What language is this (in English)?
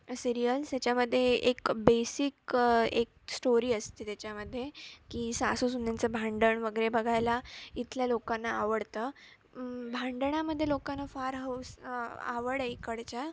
Marathi